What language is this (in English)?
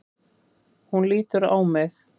Icelandic